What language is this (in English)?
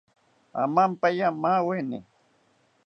South Ucayali Ashéninka